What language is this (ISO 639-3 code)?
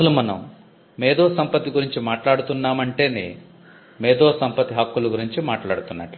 tel